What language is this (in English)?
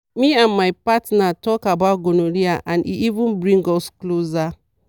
Nigerian Pidgin